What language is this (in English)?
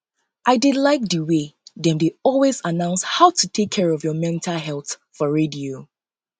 Nigerian Pidgin